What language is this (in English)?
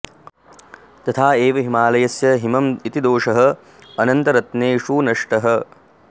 Sanskrit